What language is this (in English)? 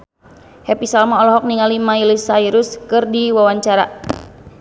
Sundanese